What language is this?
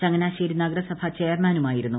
Malayalam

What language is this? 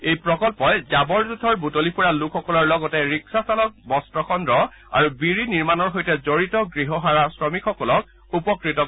Assamese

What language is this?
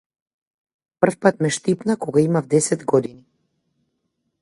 Macedonian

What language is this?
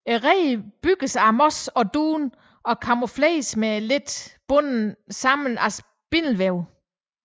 Danish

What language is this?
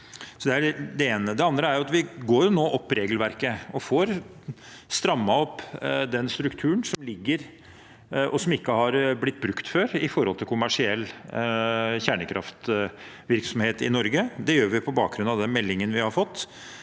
Norwegian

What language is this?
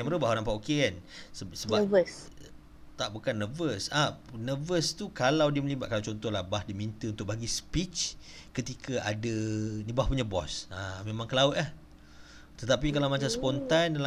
Malay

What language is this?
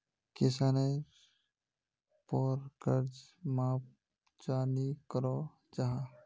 Magahi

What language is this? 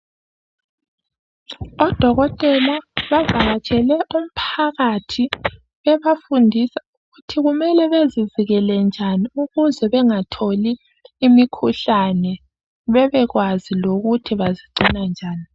North Ndebele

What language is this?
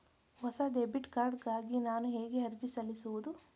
Kannada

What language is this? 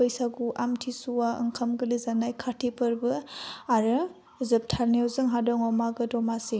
Bodo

